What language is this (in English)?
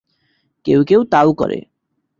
Bangla